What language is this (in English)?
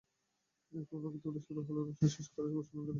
Bangla